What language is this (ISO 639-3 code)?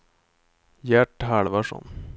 swe